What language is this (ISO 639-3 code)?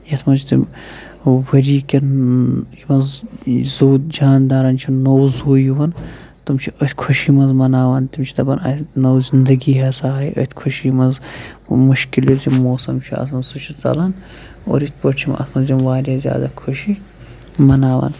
kas